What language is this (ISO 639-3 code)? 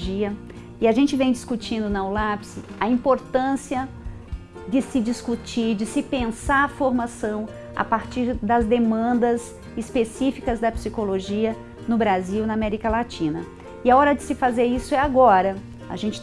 por